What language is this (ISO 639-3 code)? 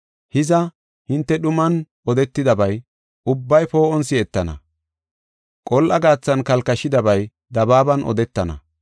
gof